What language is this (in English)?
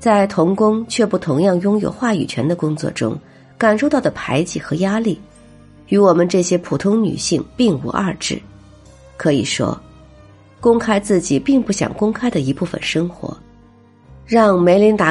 Chinese